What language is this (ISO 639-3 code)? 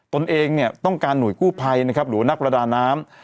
tha